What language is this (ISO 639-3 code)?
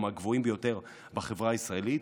heb